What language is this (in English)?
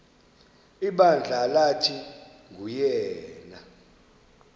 Xhosa